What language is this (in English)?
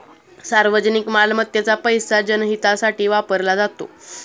Marathi